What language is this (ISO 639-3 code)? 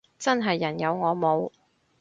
yue